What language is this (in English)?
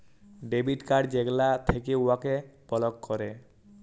Bangla